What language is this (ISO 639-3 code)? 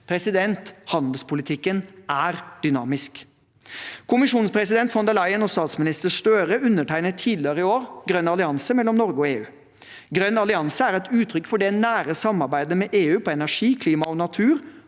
nor